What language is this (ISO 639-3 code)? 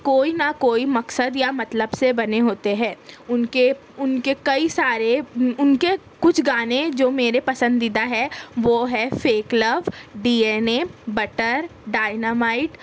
urd